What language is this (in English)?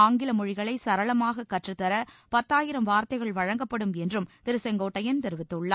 Tamil